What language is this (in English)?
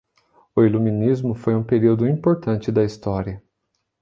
Portuguese